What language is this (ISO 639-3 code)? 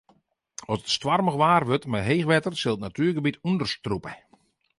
fry